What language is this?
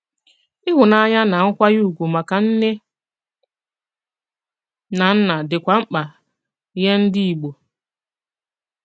Igbo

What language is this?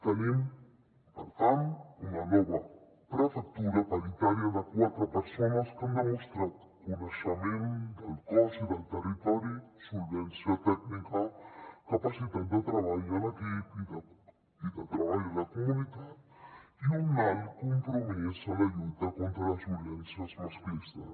Catalan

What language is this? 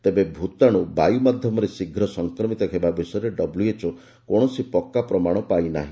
Odia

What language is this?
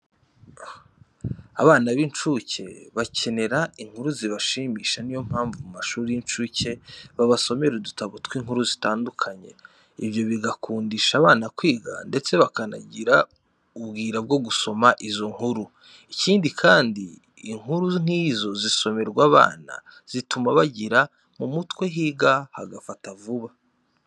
Kinyarwanda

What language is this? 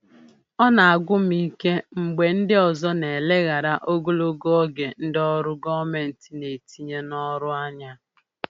Igbo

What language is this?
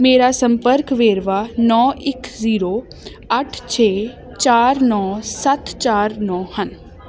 Punjabi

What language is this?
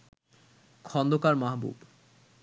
Bangla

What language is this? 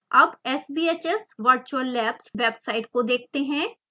Hindi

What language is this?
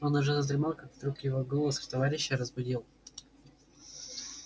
Russian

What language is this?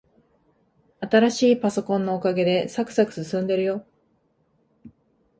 Japanese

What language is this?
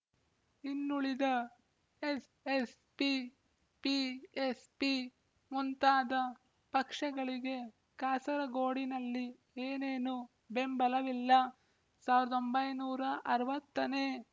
Kannada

